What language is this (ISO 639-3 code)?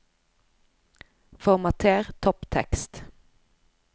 nor